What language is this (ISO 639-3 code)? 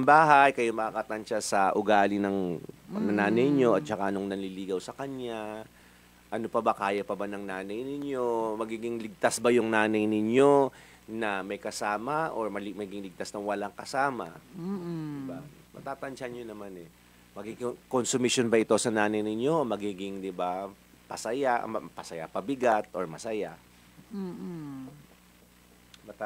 fil